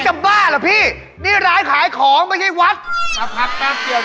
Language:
Thai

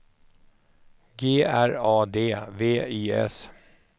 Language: Swedish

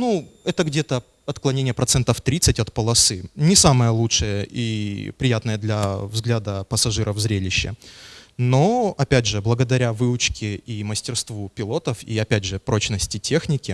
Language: Russian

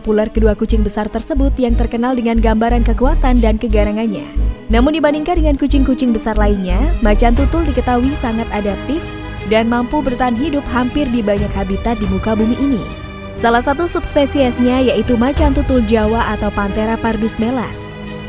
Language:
Indonesian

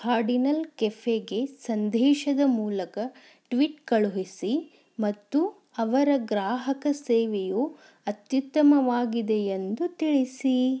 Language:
Kannada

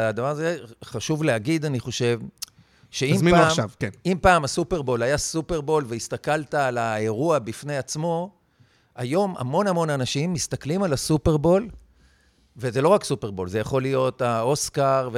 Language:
Hebrew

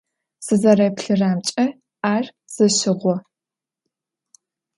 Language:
Adyghe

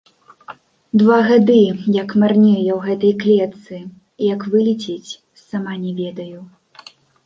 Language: Belarusian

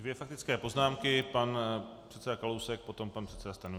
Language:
Czech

